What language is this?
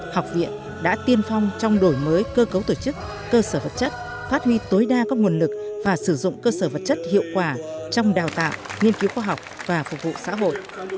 Vietnamese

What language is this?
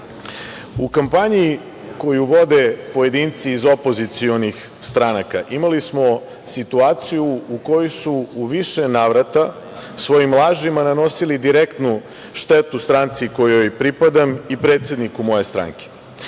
Serbian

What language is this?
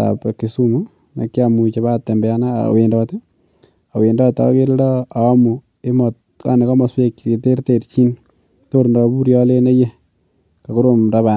Kalenjin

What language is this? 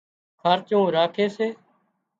Wadiyara Koli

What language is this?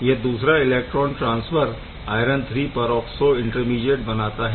Hindi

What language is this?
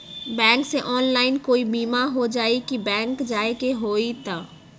Magahi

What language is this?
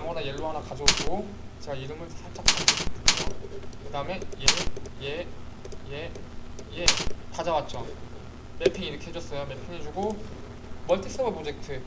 Korean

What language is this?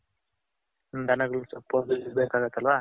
Kannada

